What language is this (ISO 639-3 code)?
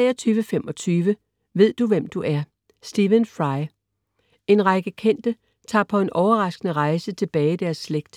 dan